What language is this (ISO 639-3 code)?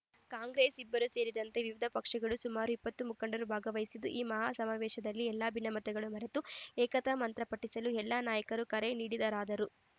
kan